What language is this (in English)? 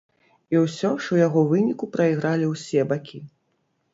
Belarusian